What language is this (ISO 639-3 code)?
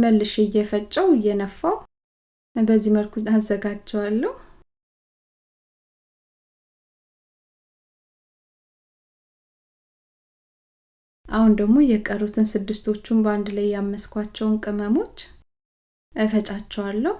amh